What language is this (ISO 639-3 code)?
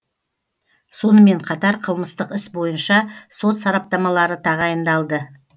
kaz